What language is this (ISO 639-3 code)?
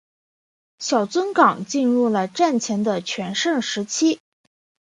zho